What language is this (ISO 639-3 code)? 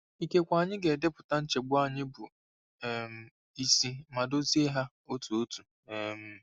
ibo